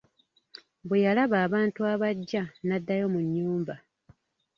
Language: Ganda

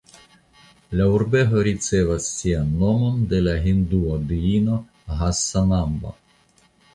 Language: Esperanto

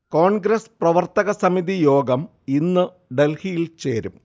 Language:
Malayalam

